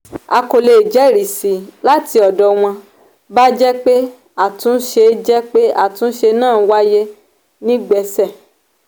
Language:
Yoruba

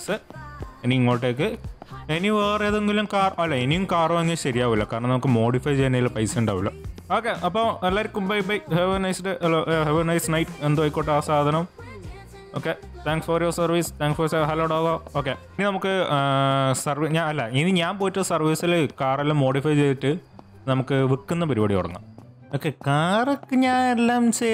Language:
Malayalam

